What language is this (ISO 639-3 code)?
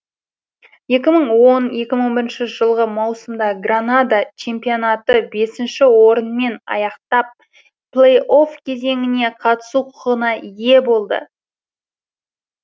kaz